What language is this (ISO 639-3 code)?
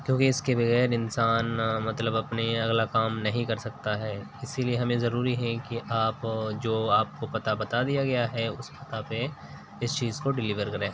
urd